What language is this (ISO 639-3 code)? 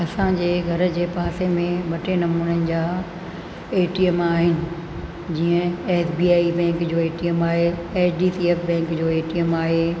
snd